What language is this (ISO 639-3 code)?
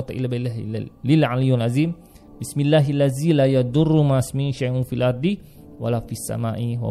msa